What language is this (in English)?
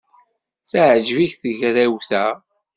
Kabyle